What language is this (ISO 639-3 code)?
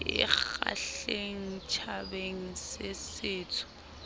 sot